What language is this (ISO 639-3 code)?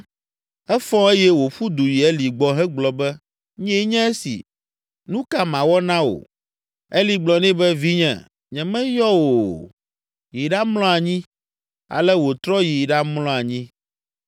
ewe